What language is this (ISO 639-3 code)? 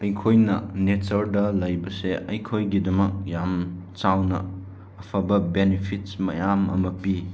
mni